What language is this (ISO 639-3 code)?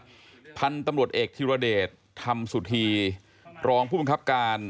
tha